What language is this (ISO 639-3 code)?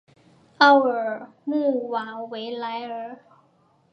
zho